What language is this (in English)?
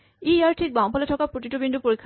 Assamese